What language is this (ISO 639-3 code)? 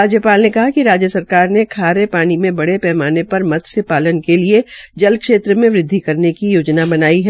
hin